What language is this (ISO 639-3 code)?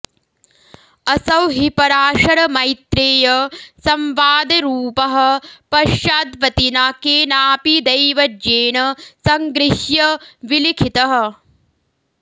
san